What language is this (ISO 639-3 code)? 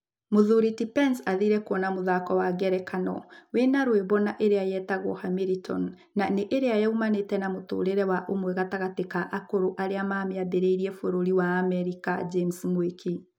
kik